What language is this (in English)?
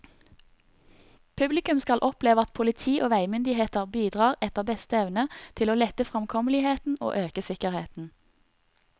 Norwegian